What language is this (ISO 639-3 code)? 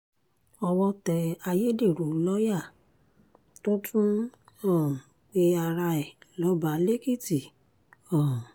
yor